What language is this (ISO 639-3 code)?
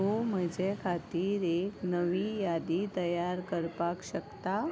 kok